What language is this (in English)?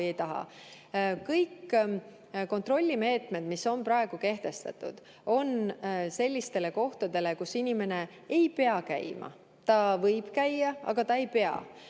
Estonian